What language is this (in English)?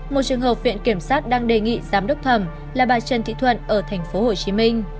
Vietnamese